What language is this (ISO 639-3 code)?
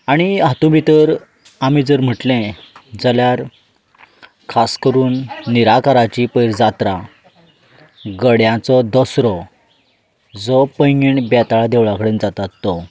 kok